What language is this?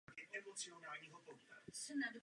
Czech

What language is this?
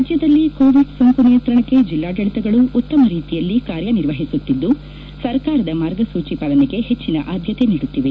Kannada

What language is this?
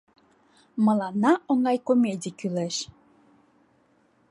Mari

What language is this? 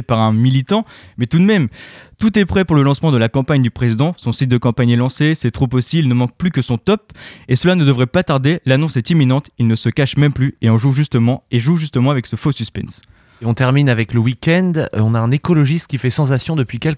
French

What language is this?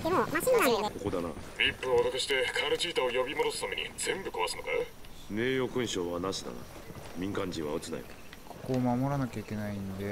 Japanese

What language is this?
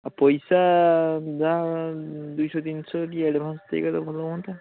Odia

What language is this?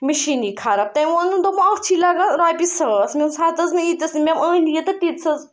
Kashmiri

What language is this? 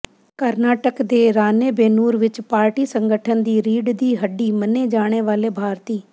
Punjabi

